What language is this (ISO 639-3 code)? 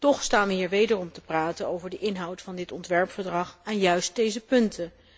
nld